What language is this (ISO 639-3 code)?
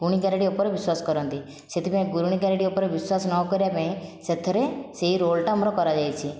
ori